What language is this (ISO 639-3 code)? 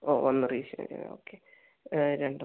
mal